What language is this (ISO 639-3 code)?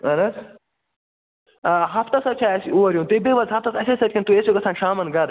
kas